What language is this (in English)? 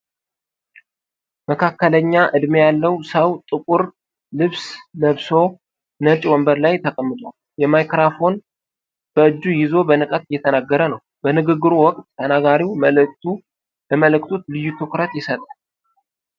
Amharic